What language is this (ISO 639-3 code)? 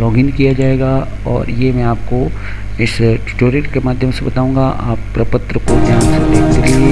hin